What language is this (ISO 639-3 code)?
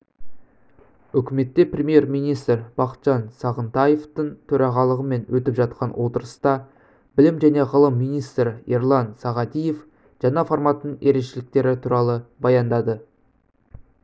kaz